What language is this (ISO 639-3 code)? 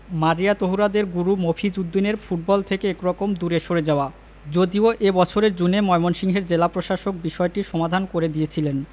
ben